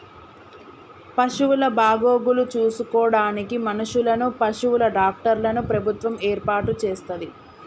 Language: Telugu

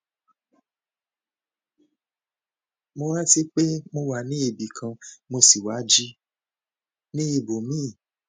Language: Yoruba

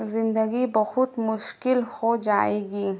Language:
Urdu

